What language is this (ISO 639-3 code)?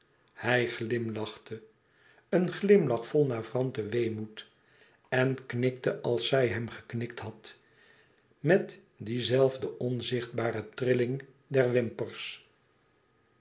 nld